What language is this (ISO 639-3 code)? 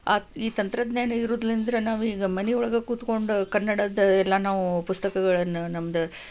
kan